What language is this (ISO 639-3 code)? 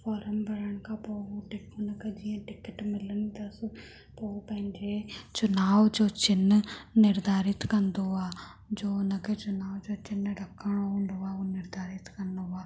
snd